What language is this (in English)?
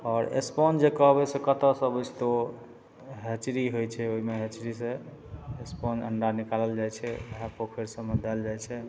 Maithili